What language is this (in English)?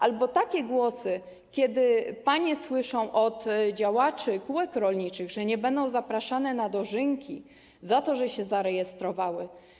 Polish